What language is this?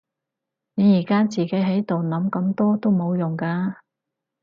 Cantonese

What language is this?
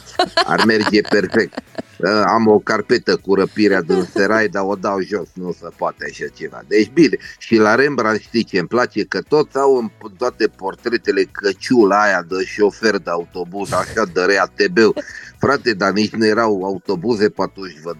Romanian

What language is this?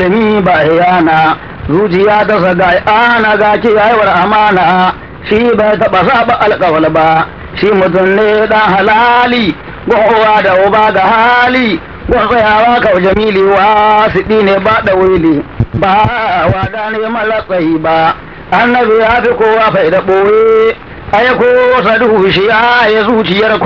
Arabic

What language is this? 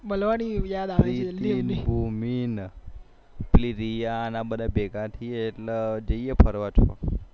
Gujarati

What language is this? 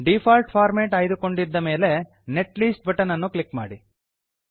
Kannada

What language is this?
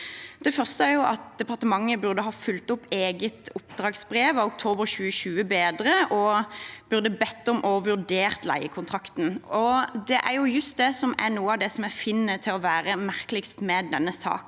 Norwegian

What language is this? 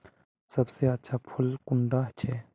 Magahi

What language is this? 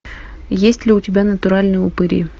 Russian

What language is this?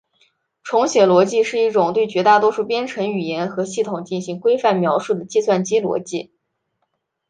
Chinese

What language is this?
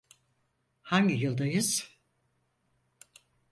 Turkish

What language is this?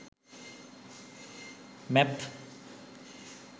Sinhala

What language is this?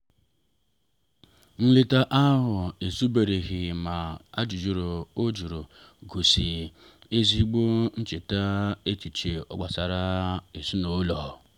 Igbo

